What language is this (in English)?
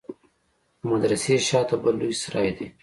Pashto